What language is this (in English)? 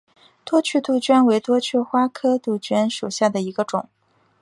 Chinese